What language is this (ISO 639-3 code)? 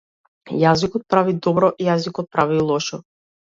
mkd